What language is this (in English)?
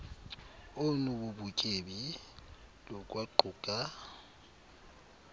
Xhosa